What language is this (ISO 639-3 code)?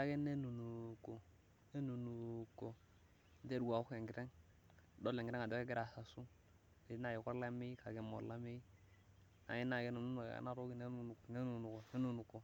mas